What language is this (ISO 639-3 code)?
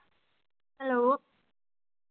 pan